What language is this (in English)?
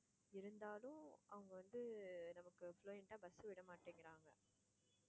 Tamil